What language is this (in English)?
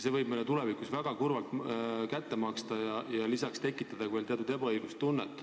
Estonian